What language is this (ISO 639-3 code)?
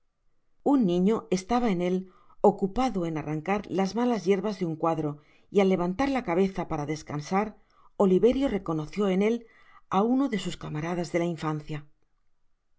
spa